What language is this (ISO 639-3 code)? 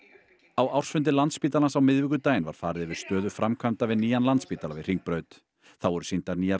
isl